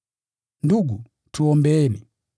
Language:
Swahili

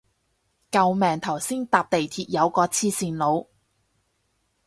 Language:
Cantonese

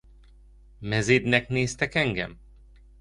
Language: Hungarian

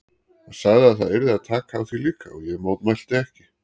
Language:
Icelandic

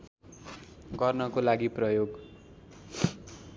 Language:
Nepali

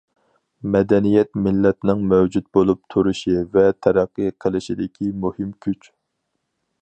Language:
Uyghur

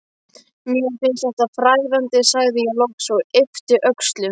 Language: Icelandic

